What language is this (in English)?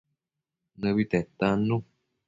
Matsés